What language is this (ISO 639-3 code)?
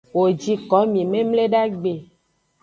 ajg